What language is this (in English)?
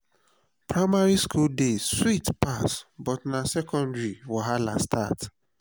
Nigerian Pidgin